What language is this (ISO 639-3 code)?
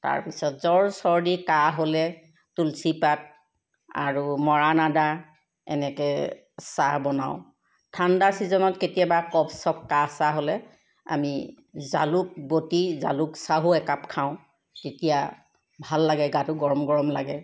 asm